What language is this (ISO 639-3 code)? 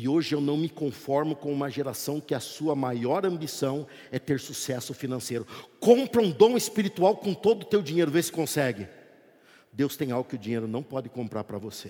por